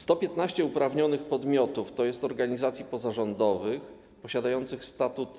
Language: Polish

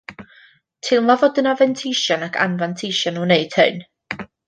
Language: Welsh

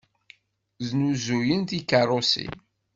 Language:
Kabyle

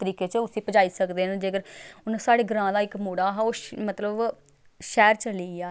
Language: Dogri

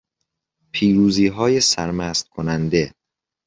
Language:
Persian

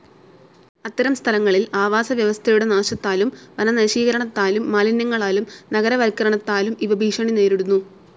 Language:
Malayalam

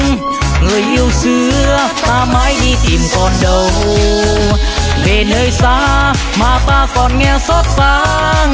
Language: Vietnamese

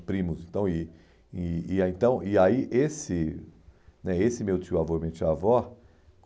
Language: Portuguese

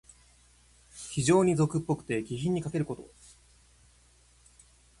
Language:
Japanese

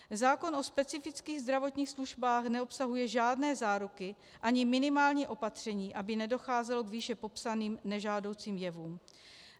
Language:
Czech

